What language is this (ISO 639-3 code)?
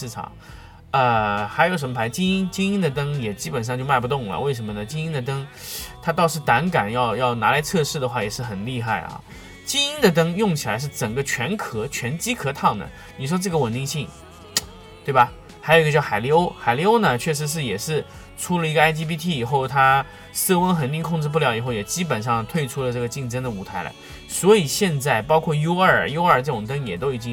zho